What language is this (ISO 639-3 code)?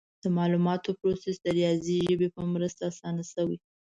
pus